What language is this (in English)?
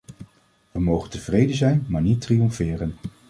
Dutch